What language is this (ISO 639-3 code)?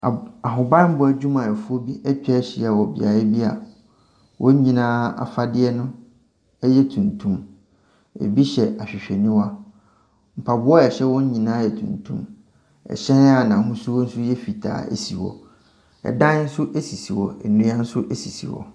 aka